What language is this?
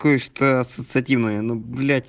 Russian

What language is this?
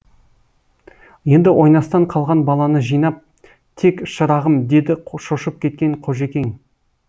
Kazakh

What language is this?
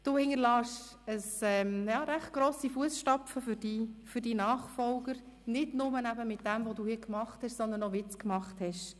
Swiss German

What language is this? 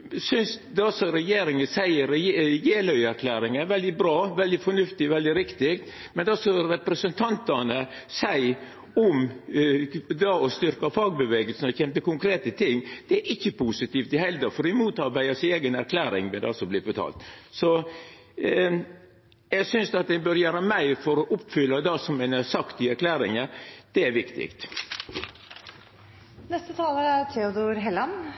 Norwegian Nynorsk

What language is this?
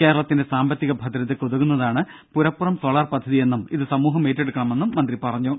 Malayalam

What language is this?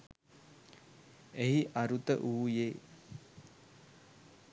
Sinhala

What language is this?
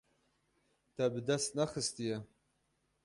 Kurdish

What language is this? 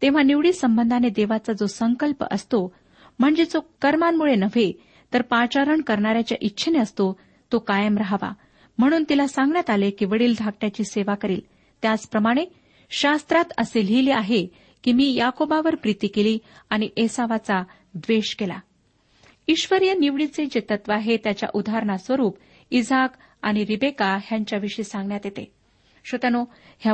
Marathi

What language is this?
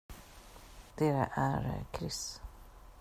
Swedish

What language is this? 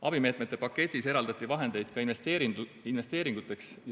Estonian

